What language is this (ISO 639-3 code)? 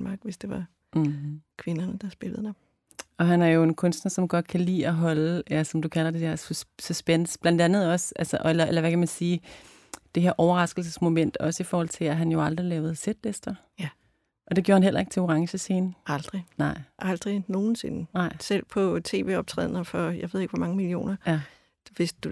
dan